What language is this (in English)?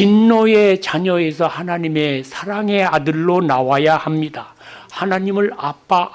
Korean